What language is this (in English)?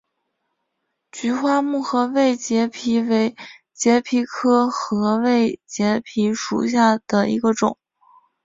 Chinese